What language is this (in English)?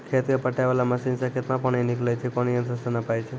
Maithili